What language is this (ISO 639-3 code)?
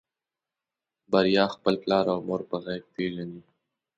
pus